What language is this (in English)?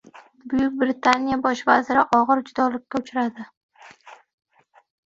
Uzbek